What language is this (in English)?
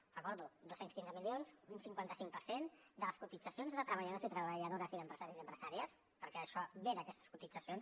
Catalan